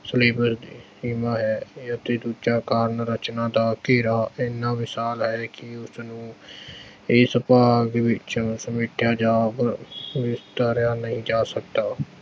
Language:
Punjabi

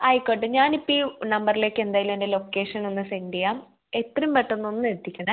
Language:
Malayalam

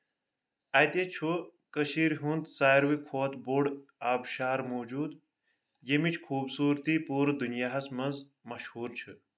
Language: Kashmiri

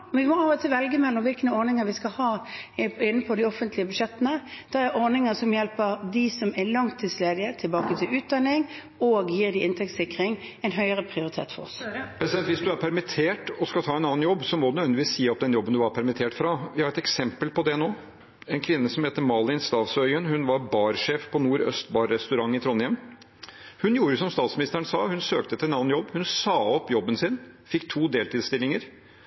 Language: Norwegian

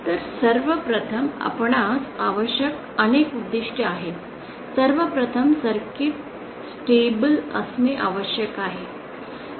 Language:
Marathi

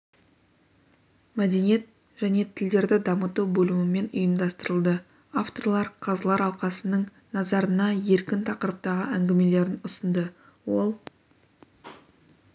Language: Kazakh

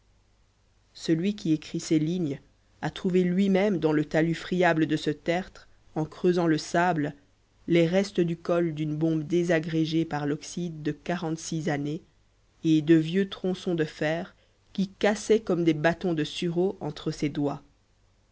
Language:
French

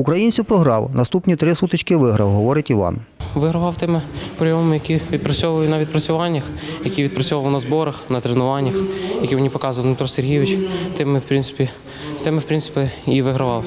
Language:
Ukrainian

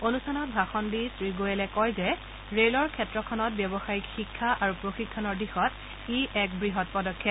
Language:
Assamese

